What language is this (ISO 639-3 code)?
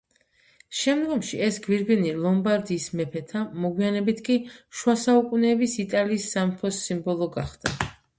kat